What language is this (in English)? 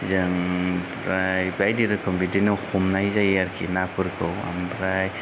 Bodo